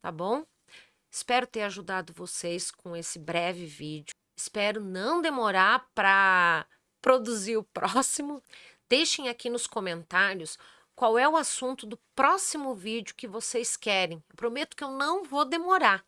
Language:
Portuguese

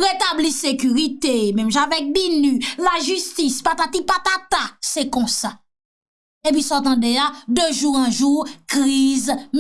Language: French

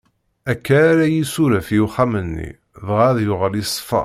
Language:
Kabyle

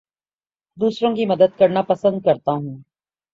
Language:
Urdu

